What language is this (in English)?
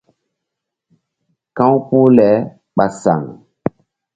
Mbum